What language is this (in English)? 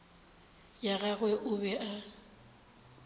Northern Sotho